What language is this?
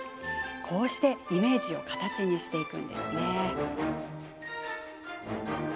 Japanese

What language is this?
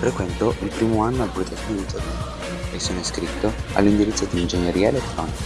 Italian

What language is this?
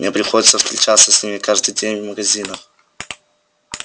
Russian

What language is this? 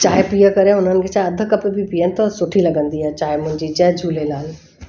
Sindhi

